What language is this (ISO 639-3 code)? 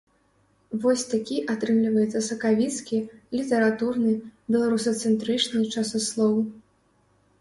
bel